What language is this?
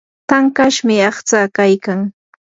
Yanahuanca Pasco Quechua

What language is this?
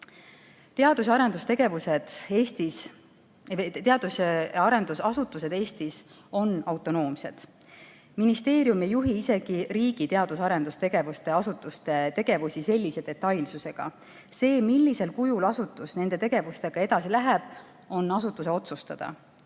Estonian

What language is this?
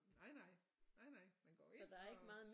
Danish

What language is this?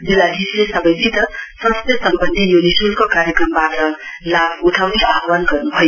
Nepali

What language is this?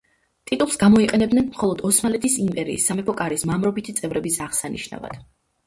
Georgian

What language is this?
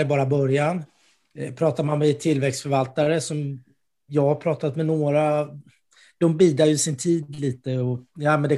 Swedish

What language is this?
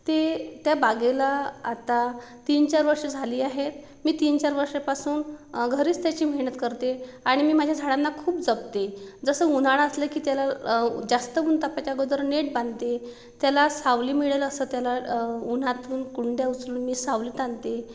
Marathi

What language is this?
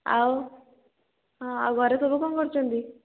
Odia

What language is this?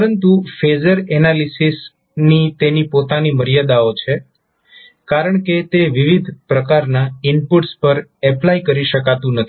Gujarati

